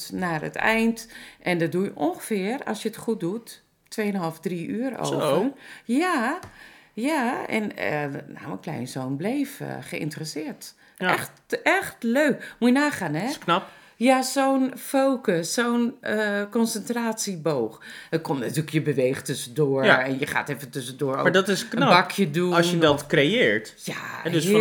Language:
Dutch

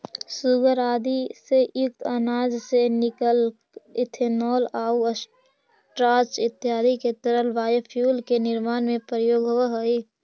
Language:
Magahi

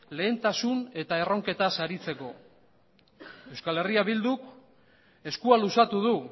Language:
Basque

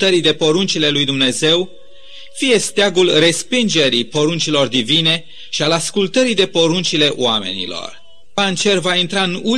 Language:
Romanian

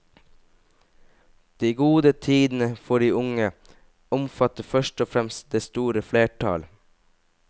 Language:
Norwegian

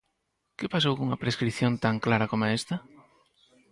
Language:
Galician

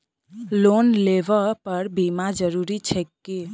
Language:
Maithili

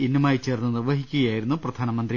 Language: Malayalam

